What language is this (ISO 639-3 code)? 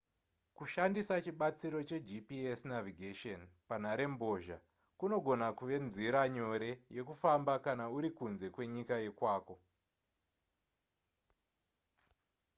sna